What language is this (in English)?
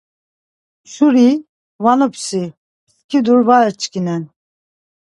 Laz